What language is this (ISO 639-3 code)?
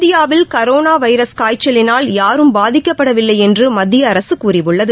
tam